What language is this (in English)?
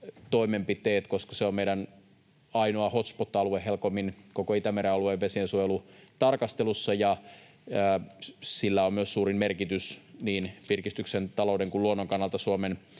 Finnish